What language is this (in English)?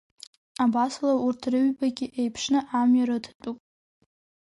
Abkhazian